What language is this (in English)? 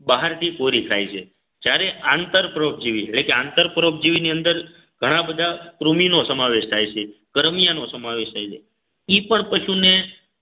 Gujarati